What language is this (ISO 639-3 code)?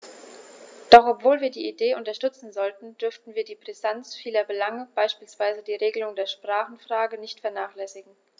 deu